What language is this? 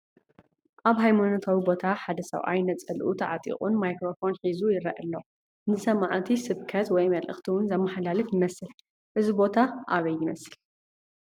Tigrinya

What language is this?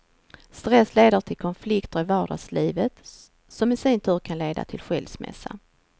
Swedish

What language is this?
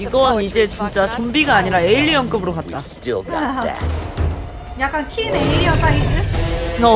Korean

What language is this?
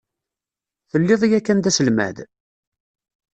Kabyle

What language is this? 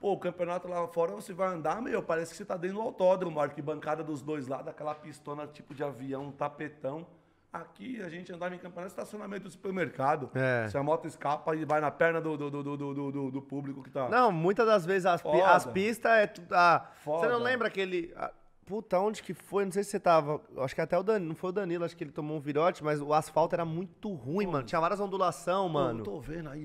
Portuguese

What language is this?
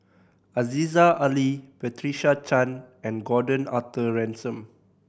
English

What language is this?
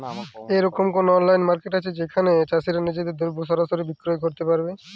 Bangla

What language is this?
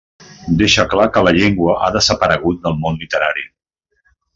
Catalan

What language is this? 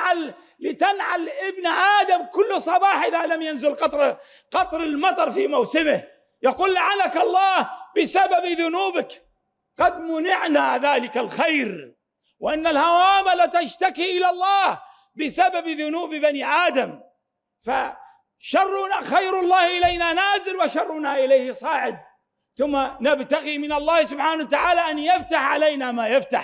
Arabic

